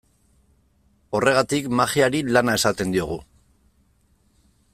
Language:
Basque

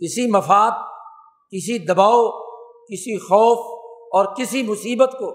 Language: Urdu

